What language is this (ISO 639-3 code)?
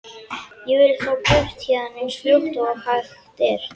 isl